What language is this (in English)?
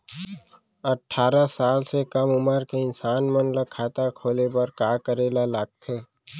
Chhattisgarhi